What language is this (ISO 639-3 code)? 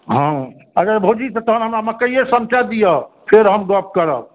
mai